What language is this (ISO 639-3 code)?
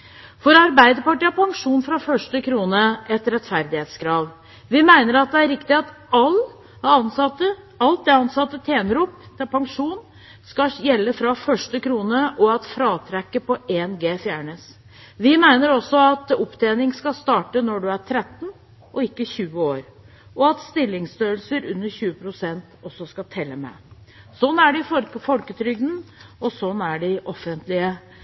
nob